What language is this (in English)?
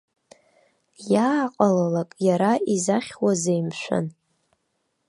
Abkhazian